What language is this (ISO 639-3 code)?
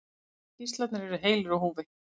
isl